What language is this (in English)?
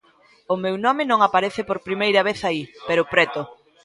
Galician